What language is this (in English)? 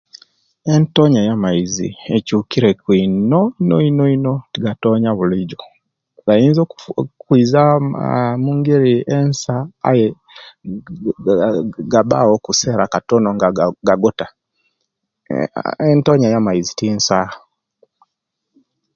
Kenyi